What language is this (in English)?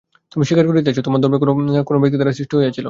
Bangla